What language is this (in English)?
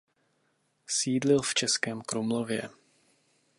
Czech